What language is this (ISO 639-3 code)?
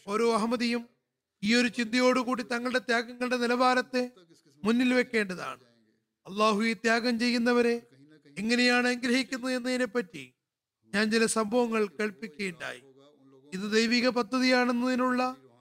mal